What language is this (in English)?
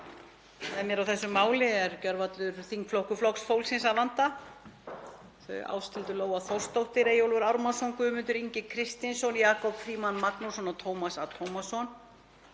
Icelandic